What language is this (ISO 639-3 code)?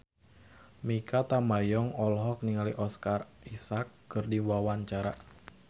sun